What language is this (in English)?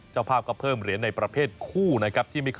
Thai